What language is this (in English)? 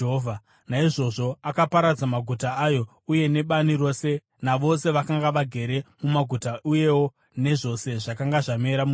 Shona